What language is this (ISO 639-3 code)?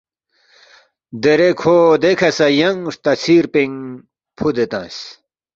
bft